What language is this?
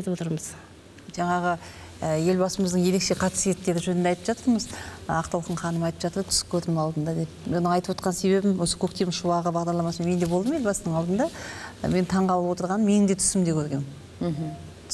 Turkish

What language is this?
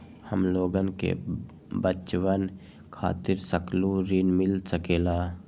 Magahi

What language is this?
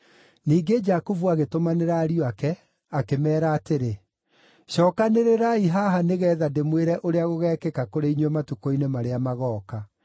Kikuyu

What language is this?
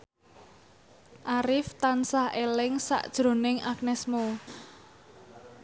Javanese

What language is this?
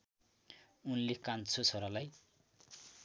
Nepali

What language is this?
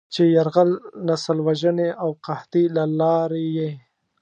Pashto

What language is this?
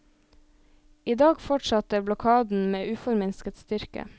Norwegian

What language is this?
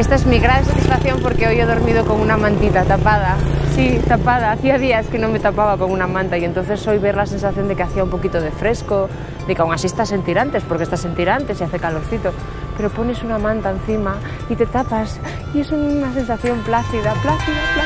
Spanish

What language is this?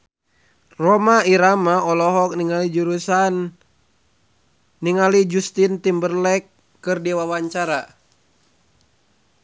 Sundanese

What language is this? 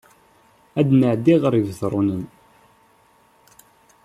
Kabyle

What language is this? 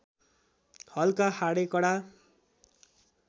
Nepali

